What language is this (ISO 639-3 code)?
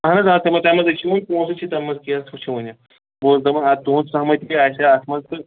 kas